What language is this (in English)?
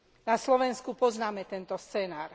Slovak